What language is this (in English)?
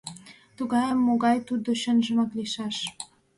Mari